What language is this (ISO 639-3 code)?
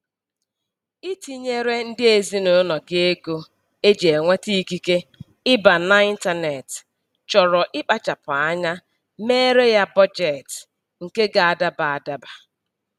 ibo